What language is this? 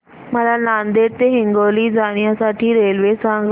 Marathi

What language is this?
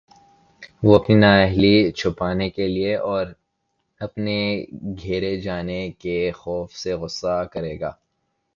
Urdu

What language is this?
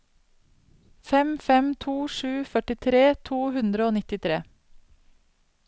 Norwegian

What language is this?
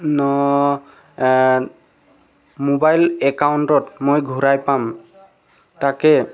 Assamese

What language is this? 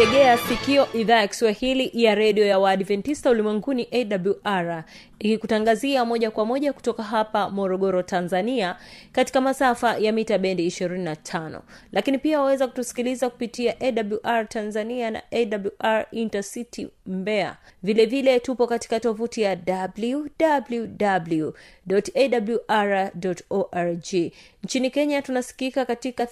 Swahili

